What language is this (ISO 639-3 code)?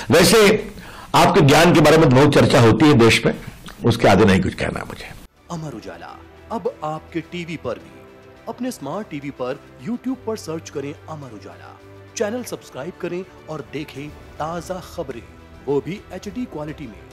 hin